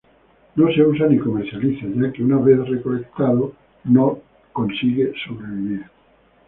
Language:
Spanish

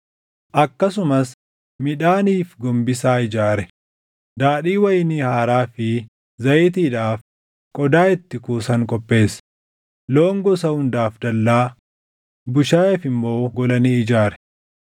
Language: Oromo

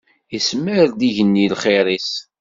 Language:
Kabyle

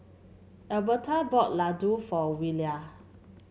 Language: English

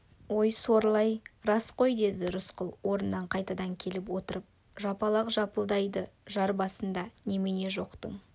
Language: Kazakh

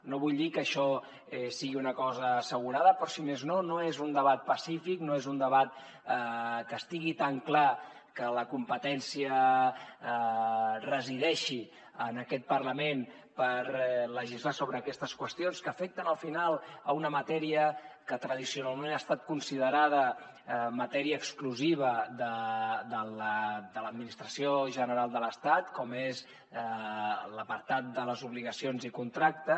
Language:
Catalan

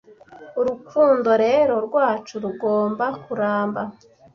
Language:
Kinyarwanda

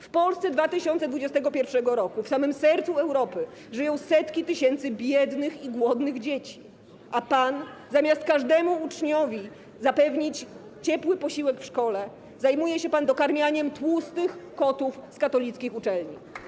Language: Polish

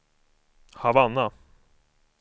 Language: Swedish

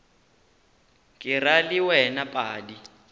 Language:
Northern Sotho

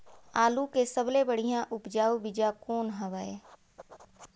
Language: Chhattisgarhi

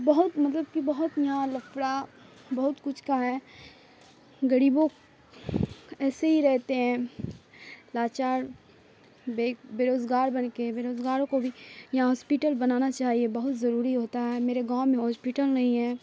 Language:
Urdu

